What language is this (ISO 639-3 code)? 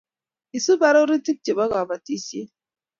kln